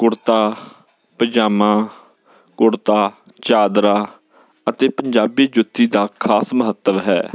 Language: Punjabi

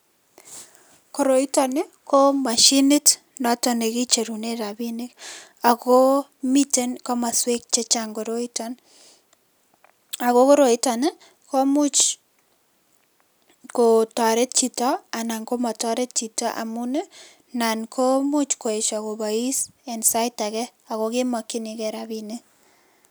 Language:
Kalenjin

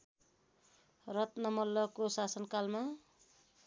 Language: Nepali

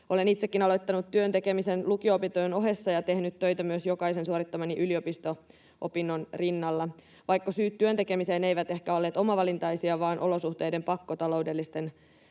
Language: Finnish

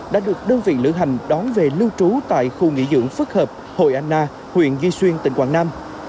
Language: Vietnamese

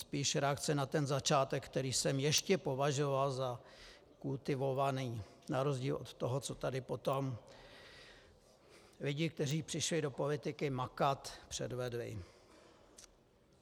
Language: Czech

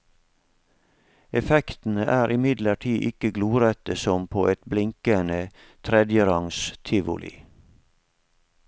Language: Norwegian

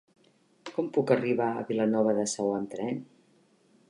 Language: Catalan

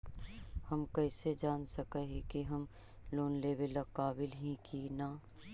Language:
Magahi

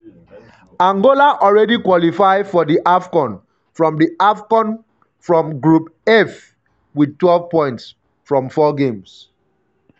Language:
Nigerian Pidgin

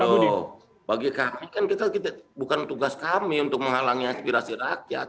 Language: Indonesian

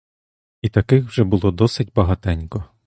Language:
Ukrainian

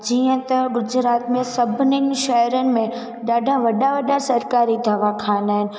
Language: Sindhi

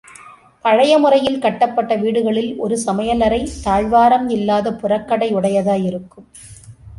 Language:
Tamil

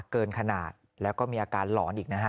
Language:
Thai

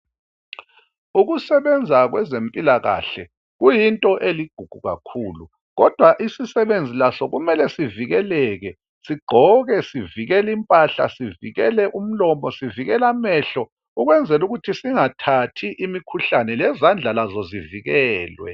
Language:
North Ndebele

